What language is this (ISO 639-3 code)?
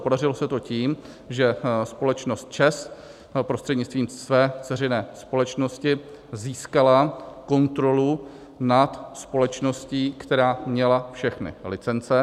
ces